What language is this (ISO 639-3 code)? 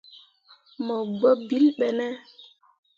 mua